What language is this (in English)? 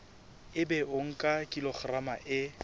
Southern Sotho